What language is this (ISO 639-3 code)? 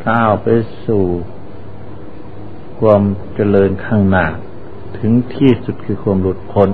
tha